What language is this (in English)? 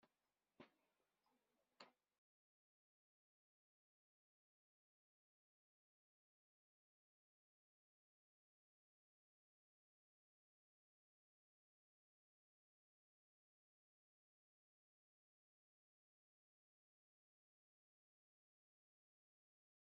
Kabyle